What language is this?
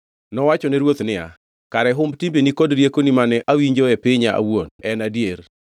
Luo (Kenya and Tanzania)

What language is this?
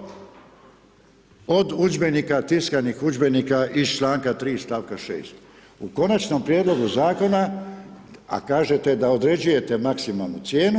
Croatian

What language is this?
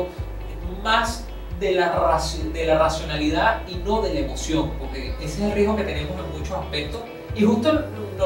Spanish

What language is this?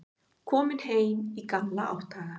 Icelandic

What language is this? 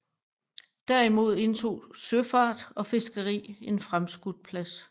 Danish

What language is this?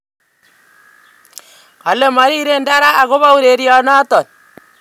Kalenjin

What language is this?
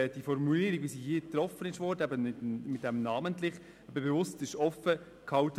Swiss German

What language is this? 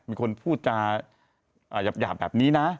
Thai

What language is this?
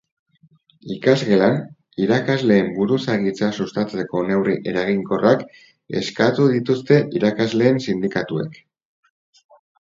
Basque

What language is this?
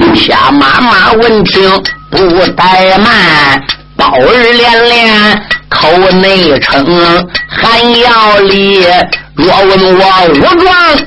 Chinese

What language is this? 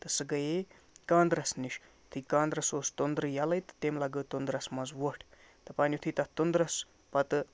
Kashmiri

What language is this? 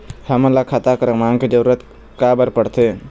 Chhattisgarhi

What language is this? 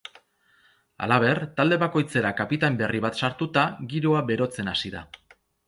Basque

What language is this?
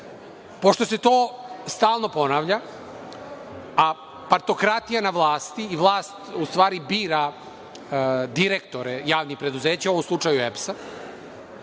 Serbian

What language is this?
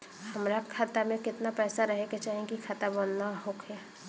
Bhojpuri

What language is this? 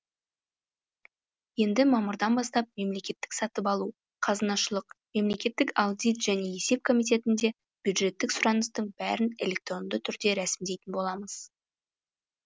Kazakh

